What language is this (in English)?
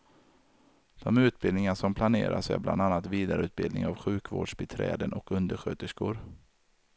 Swedish